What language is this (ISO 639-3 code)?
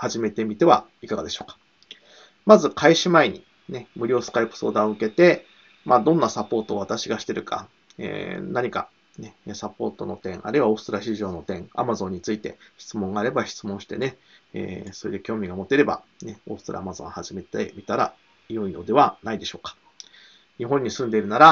jpn